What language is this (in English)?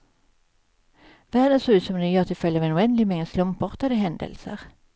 Swedish